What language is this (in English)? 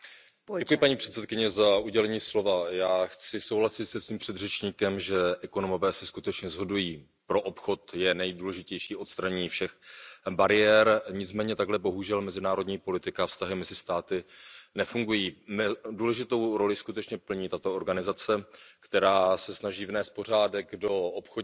Czech